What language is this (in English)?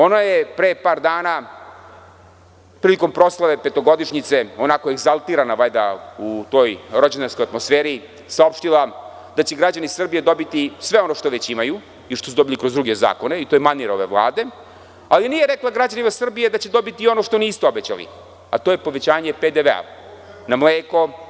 Serbian